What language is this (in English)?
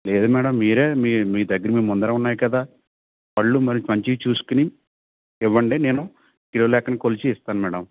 Telugu